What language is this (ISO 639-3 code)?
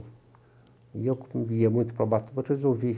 por